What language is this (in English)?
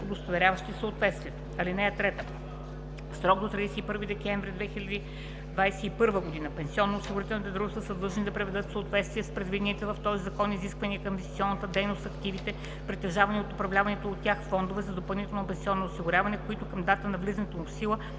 Bulgarian